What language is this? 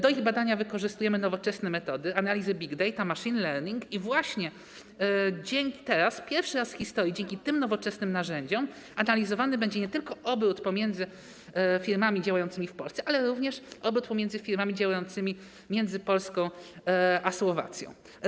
Polish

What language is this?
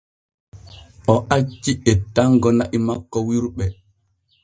Borgu Fulfulde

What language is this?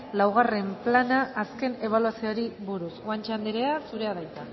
Basque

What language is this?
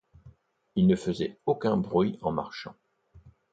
French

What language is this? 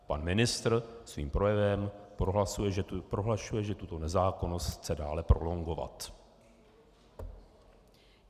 Czech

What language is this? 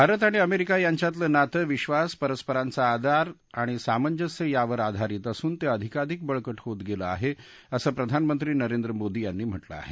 Marathi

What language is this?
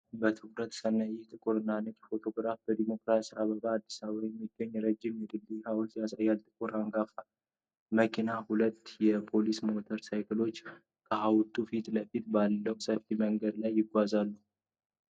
Amharic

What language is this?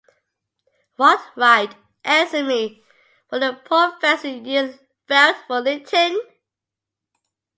English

